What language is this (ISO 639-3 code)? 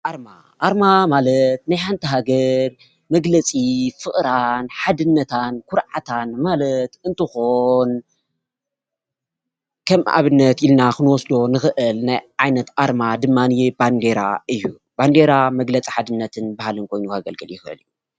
tir